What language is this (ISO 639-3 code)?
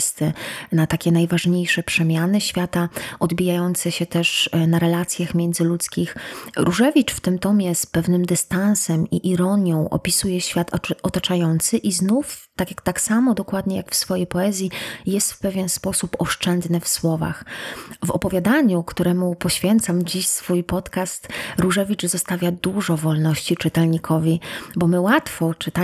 pol